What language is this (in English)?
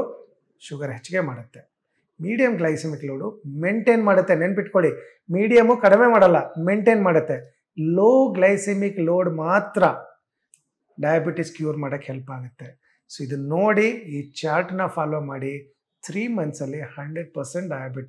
Hindi